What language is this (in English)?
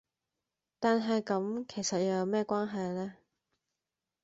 Cantonese